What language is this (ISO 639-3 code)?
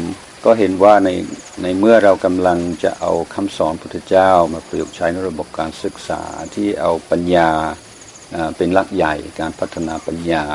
tha